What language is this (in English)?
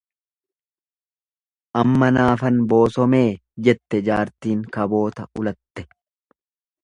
Oromo